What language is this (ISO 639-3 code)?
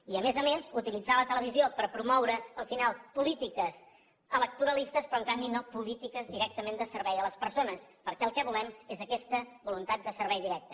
cat